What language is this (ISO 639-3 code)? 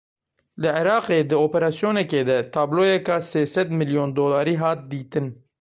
kur